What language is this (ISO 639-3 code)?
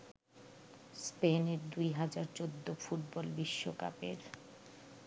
ben